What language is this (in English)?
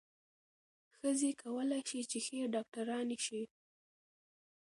Pashto